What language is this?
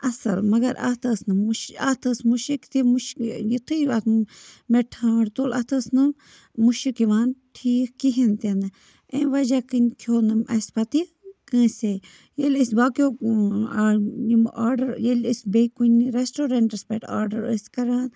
Kashmiri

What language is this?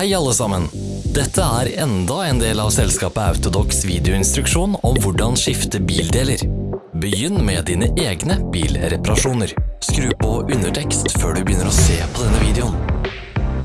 Norwegian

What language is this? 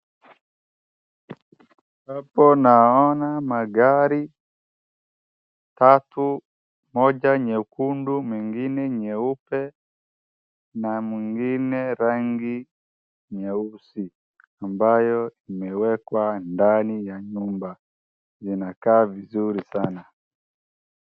Swahili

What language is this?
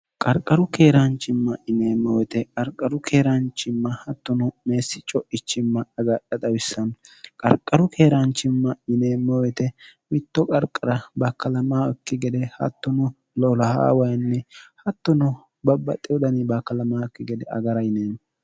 Sidamo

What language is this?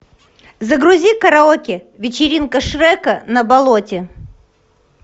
Russian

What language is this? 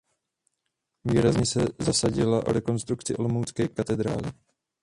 Czech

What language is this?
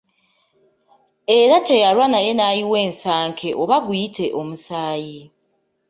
Ganda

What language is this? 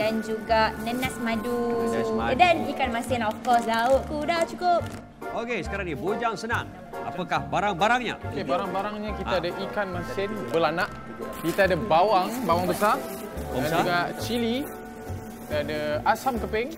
Malay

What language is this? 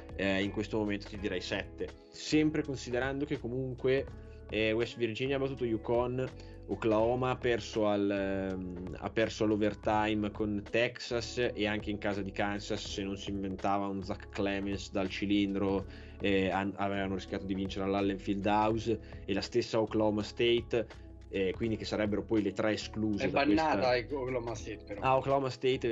Italian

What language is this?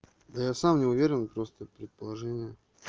Russian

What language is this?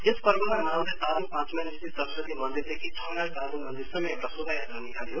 Nepali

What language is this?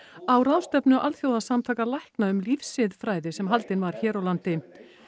Icelandic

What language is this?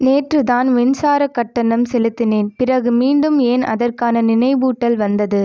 Tamil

